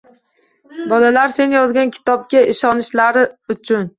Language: Uzbek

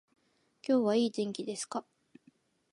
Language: Japanese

